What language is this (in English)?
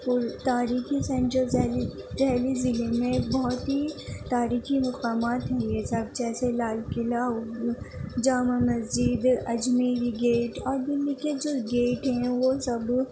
Urdu